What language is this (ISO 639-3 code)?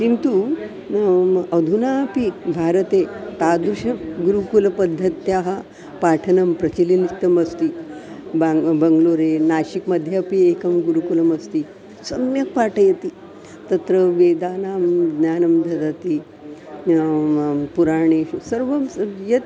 san